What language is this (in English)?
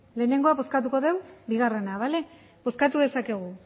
Basque